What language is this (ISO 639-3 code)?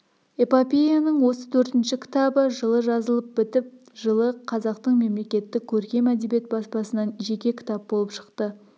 kaz